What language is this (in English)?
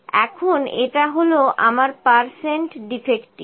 Bangla